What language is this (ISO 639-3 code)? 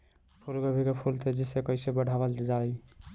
bho